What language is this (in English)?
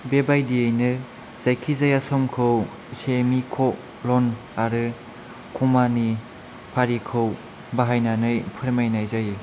Bodo